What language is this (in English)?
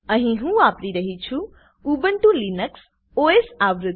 Gujarati